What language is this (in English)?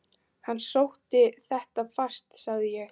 Icelandic